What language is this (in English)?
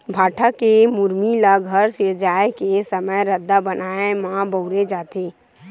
Chhattisgarhi